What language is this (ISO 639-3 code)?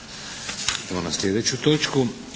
hrv